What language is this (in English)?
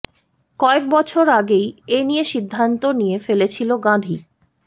Bangla